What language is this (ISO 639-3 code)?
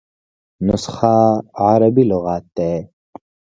pus